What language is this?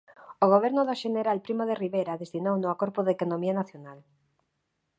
Galician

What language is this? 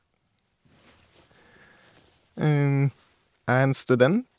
Norwegian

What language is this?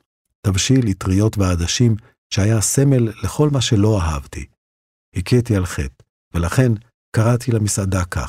Hebrew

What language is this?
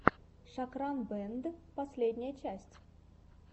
Russian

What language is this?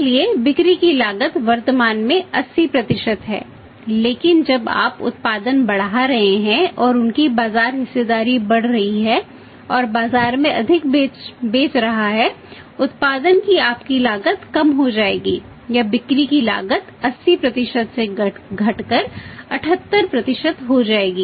Hindi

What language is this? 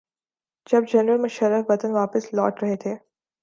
Urdu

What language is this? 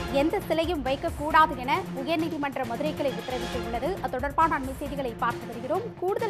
Thai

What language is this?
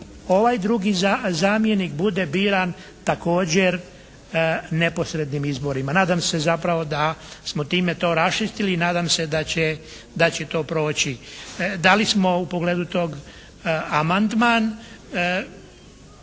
Croatian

